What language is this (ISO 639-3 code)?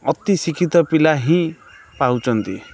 ori